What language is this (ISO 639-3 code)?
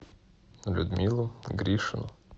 rus